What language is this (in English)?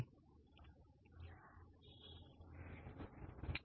Gujarati